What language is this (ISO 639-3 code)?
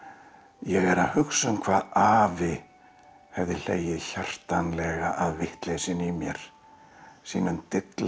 isl